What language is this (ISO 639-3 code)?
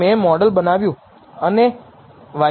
guj